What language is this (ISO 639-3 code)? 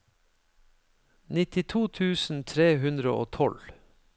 nor